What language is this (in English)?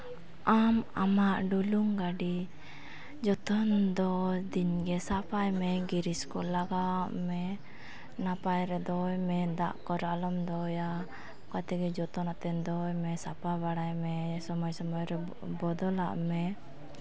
Santali